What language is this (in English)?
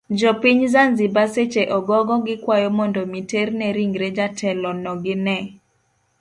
Luo (Kenya and Tanzania)